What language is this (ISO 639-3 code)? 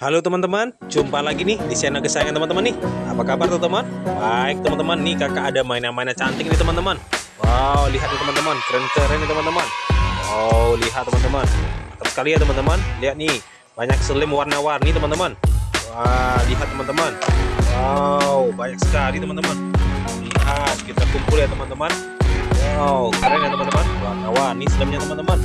ind